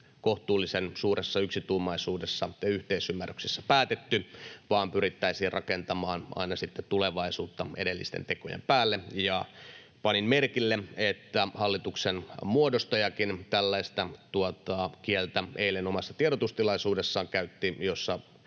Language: Finnish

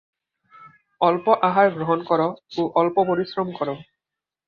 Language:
Bangla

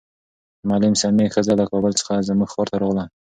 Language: Pashto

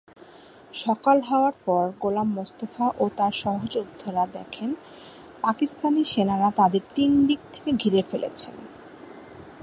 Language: Bangla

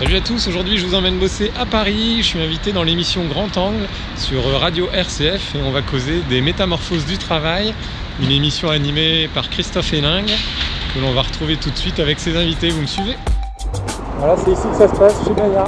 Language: French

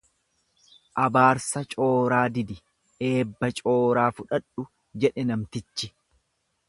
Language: Oromo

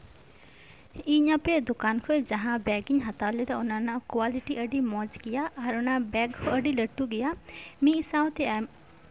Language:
Santali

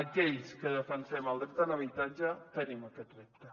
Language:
Catalan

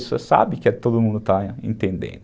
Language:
Portuguese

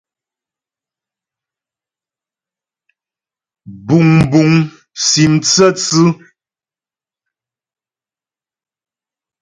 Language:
Ghomala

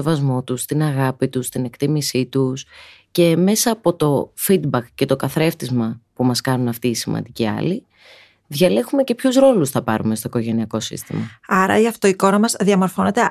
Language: Greek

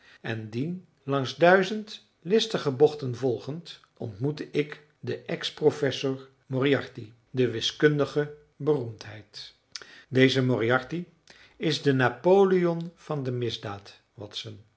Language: Dutch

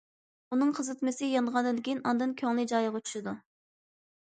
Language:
Uyghur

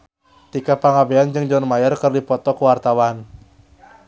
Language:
Sundanese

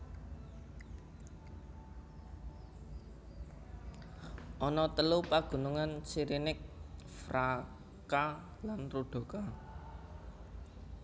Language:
Javanese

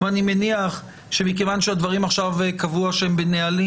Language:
Hebrew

